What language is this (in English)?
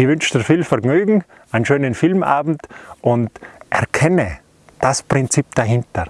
German